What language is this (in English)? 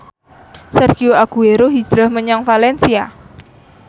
Javanese